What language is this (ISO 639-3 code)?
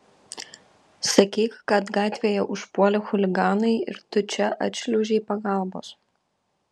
lit